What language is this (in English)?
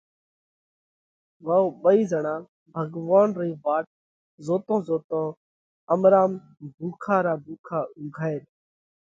Parkari Koli